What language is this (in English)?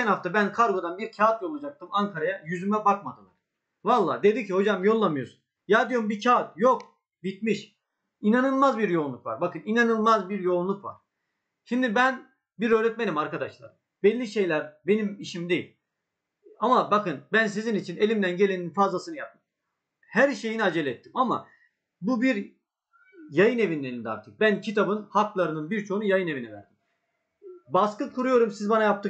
Turkish